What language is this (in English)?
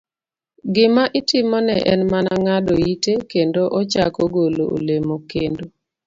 Luo (Kenya and Tanzania)